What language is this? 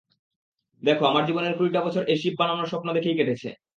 Bangla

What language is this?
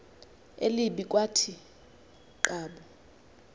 Xhosa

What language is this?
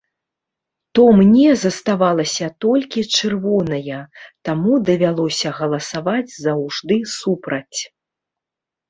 Belarusian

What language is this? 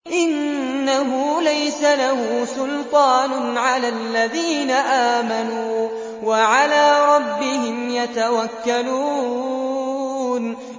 Arabic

